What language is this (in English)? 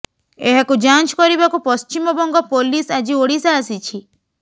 Odia